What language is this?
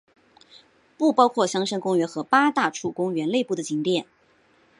Chinese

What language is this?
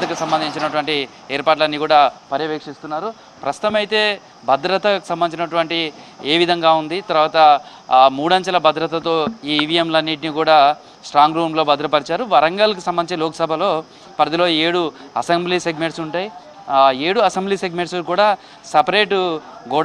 Telugu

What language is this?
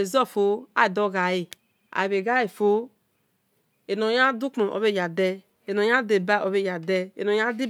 Esan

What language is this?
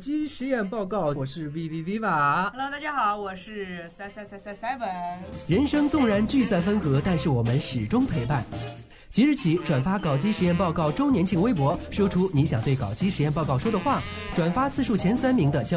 Chinese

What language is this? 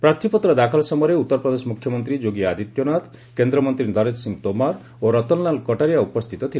Odia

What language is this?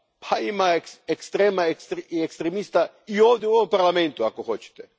Croatian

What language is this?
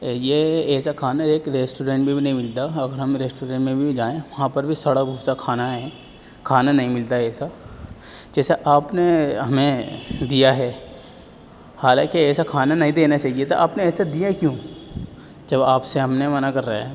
Urdu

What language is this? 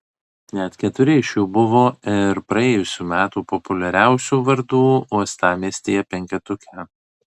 Lithuanian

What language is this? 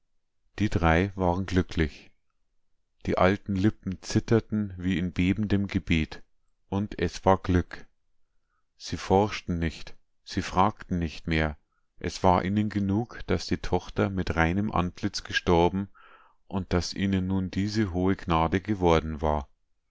German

